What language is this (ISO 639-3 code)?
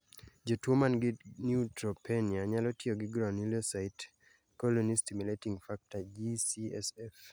luo